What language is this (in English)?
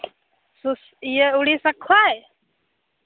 Santali